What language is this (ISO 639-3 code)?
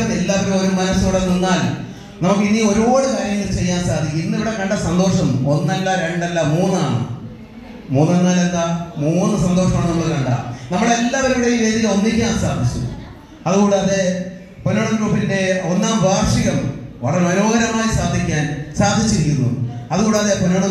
mal